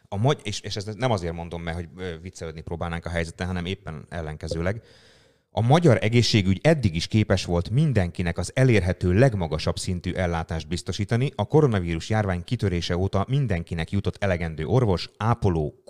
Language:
Hungarian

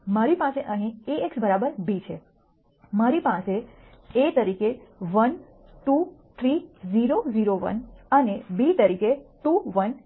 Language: Gujarati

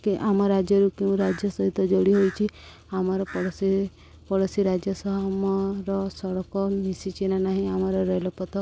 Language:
Odia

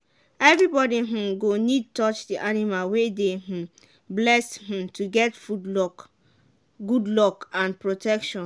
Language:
Nigerian Pidgin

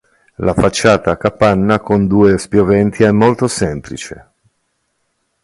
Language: Italian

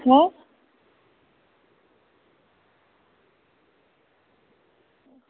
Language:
Dogri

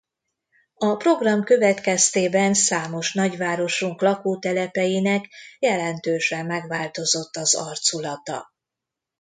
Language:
Hungarian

